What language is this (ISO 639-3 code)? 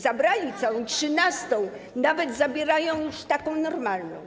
pol